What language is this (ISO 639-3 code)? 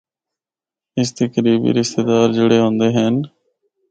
hno